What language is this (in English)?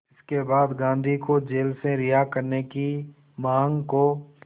Hindi